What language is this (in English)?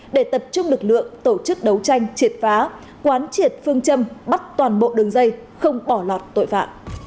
Vietnamese